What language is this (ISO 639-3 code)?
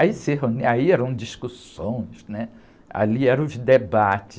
por